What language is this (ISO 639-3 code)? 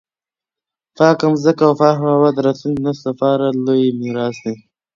pus